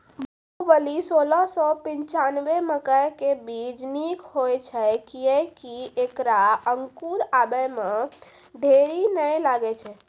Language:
Maithili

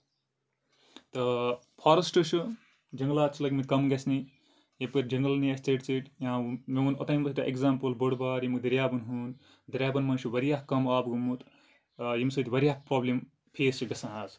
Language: Kashmiri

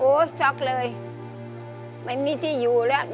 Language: Thai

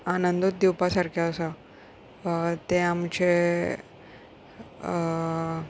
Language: Konkani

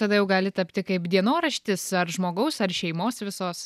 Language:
Lithuanian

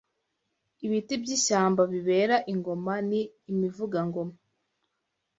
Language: Kinyarwanda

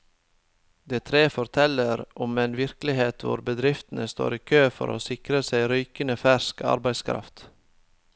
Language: Norwegian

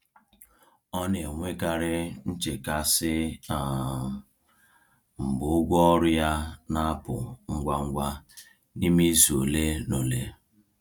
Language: Igbo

